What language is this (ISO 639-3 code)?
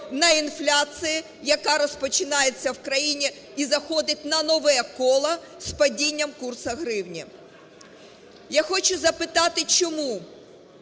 ukr